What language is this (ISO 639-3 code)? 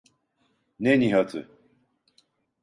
tur